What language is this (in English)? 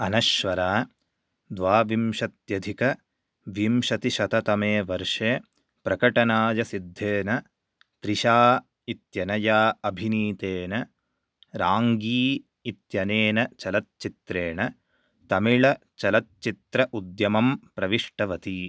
Sanskrit